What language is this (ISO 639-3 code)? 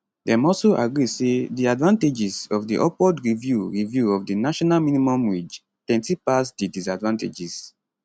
pcm